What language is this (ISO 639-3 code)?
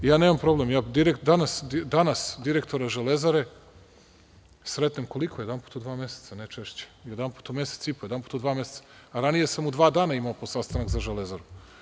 srp